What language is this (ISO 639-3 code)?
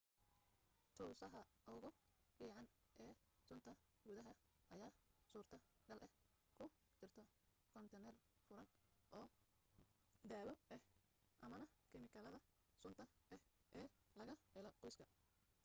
som